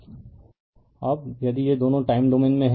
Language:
Hindi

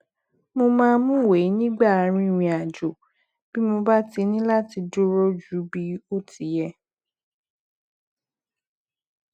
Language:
Yoruba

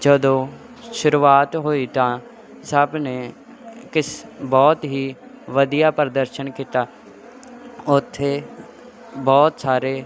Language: Punjabi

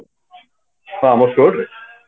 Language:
Odia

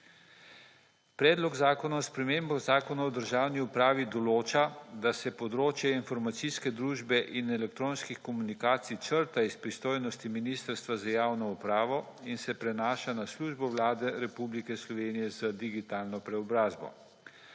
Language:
Slovenian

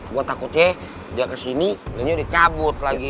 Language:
Indonesian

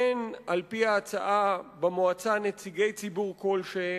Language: Hebrew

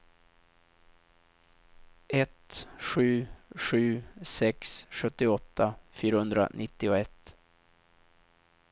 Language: Swedish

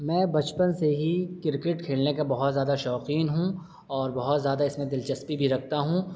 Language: Urdu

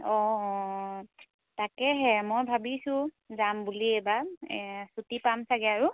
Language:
Assamese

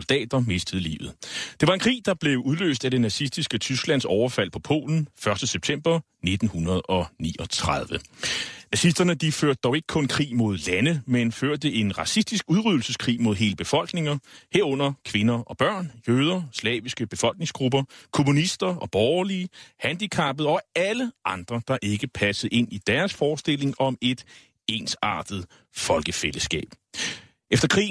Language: Danish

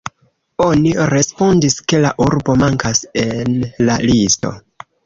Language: Esperanto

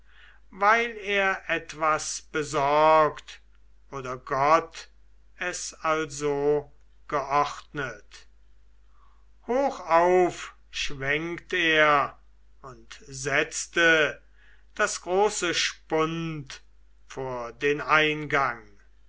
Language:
German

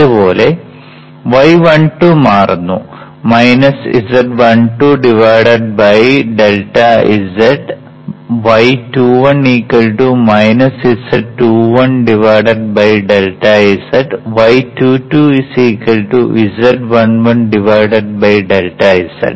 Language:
Malayalam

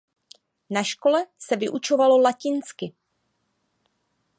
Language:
Czech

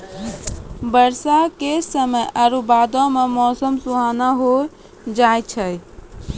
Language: Maithili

